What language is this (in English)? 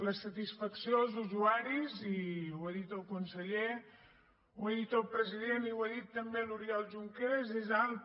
Catalan